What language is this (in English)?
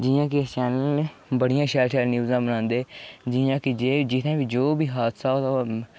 Dogri